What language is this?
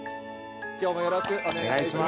Japanese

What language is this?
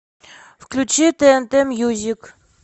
Russian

